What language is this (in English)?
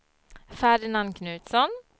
Swedish